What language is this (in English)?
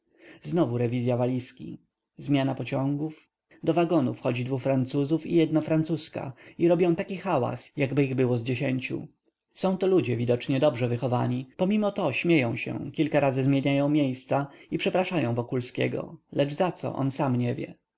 Polish